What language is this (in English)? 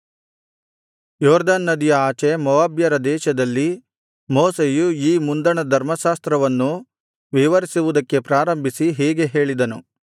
Kannada